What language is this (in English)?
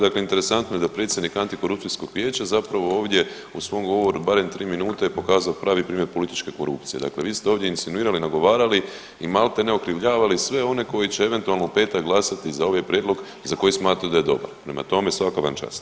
Croatian